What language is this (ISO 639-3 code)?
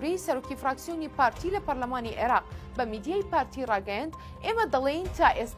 ara